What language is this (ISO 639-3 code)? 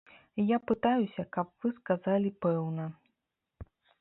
bel